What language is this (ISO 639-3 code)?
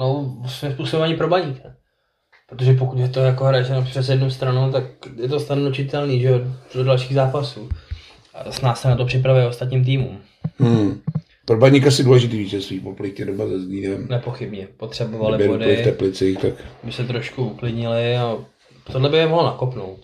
ces